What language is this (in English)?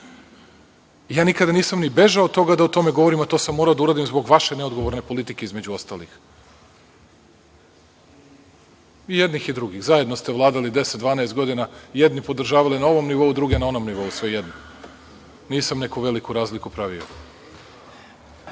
Serbian